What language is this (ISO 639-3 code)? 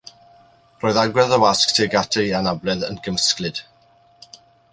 cym